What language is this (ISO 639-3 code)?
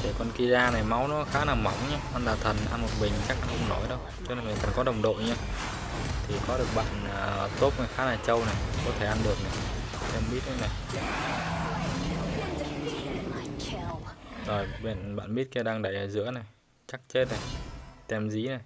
vie